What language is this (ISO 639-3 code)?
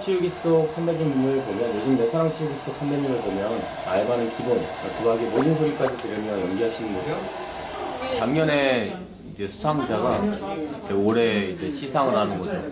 kor